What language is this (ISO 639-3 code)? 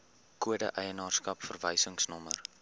afr